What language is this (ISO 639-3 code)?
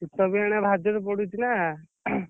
ori